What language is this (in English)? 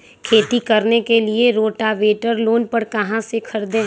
Magahi